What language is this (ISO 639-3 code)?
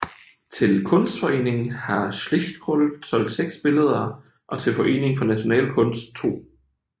dan